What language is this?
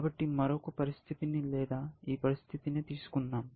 Telugu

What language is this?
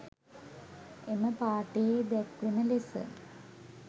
Sinhala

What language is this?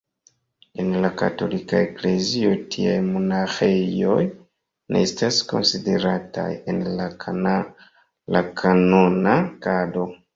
Esperanto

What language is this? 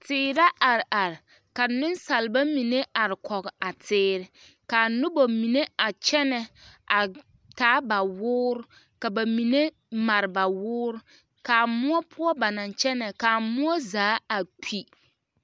Southern Dagaare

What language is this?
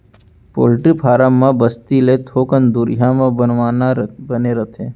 Chhattisgarhi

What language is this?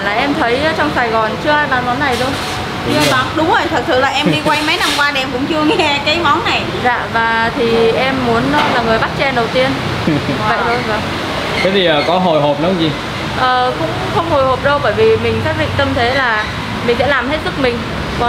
Vietnamese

